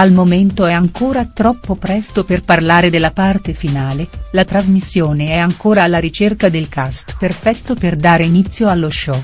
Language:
Italian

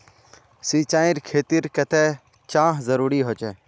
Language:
Magahi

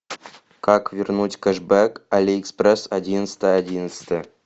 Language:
Russian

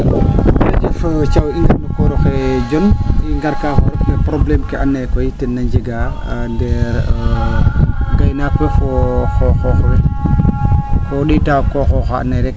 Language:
Serer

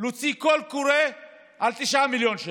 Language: Hebrew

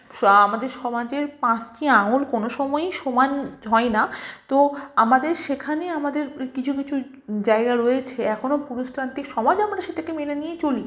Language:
Bangla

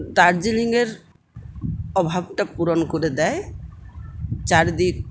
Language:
Bangla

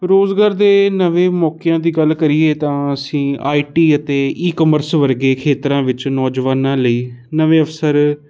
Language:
Punjabi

